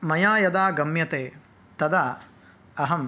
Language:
Sanskrit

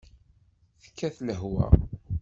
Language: Kabyle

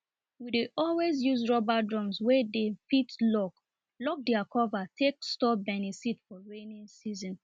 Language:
Nigerian Pidgin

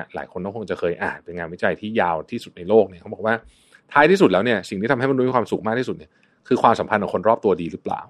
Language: Thai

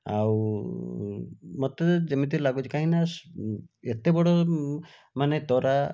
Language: Odia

